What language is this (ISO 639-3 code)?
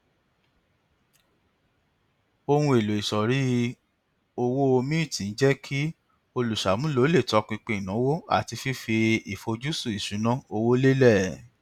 yor